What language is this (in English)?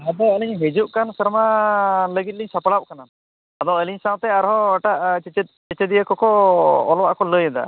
Santali